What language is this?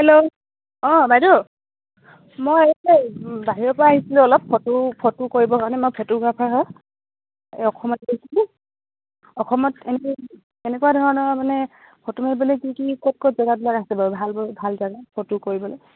Assamese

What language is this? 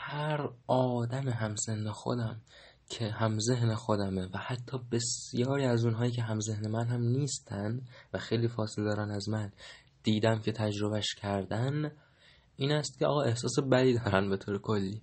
Persian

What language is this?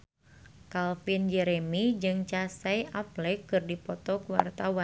Sundanese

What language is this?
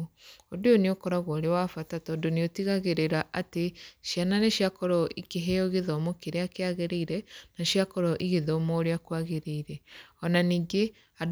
Kikuyu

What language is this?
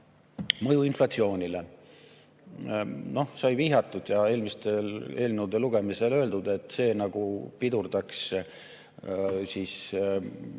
Estonian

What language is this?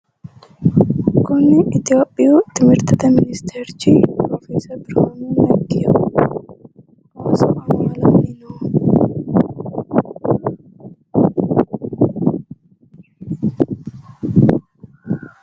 Sidamo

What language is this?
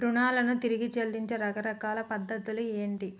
Telugu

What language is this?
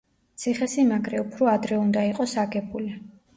Georgian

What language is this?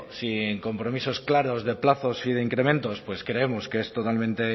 Spanish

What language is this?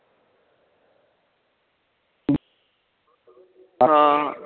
Punjabi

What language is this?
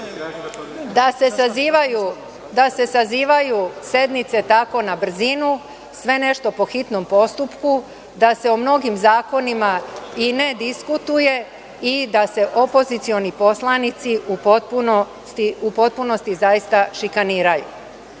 Serbian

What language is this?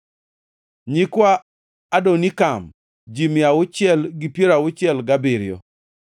Luo (Kenya and Tanzania)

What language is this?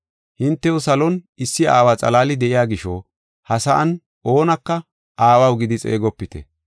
Gofa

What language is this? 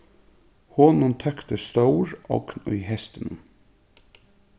Faroese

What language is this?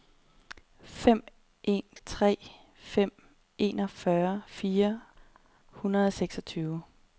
Danish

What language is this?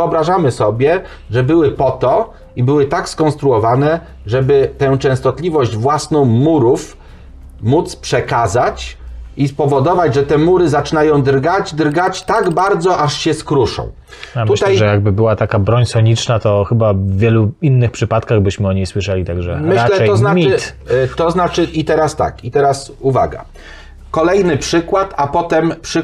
Polish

